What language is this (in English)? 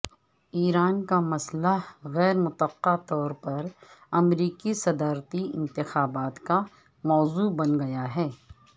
Urdu